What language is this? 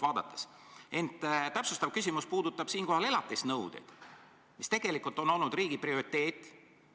Estonian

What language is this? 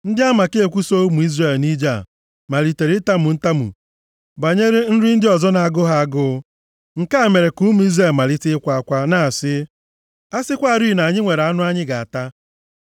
Igbo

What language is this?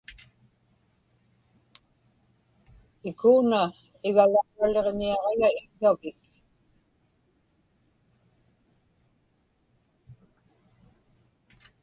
Inupiaq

